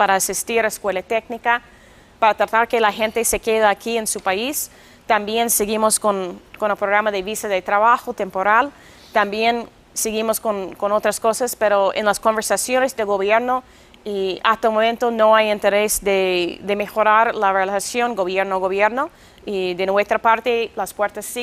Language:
Spanish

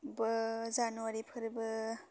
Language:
Bodo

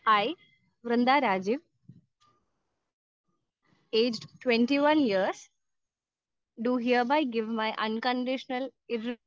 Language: Malayalam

